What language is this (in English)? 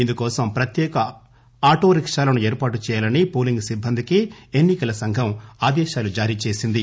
Telugu